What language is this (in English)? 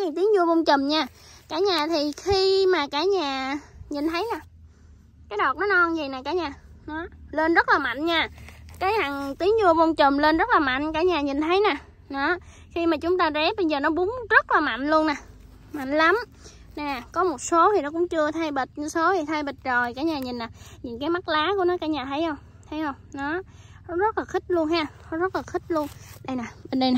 Vietnamese